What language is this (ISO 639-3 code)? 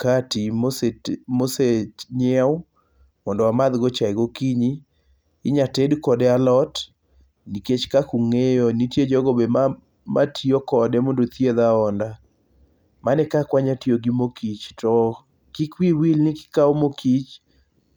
luo